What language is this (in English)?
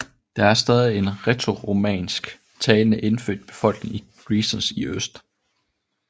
Danish